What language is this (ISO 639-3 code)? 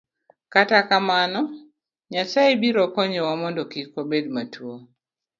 luo